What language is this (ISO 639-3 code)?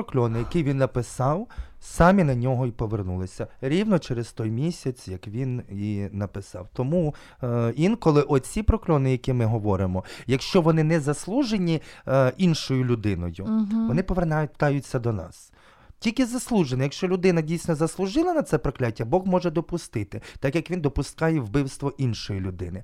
ukr